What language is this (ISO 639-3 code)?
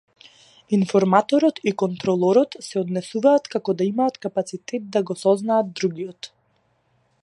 mkd